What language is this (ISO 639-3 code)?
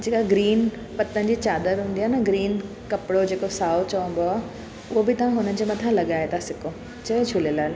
snd